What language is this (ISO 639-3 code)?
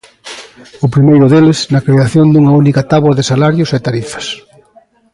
glg